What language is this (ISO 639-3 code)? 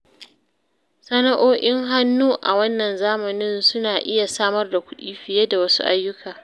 hau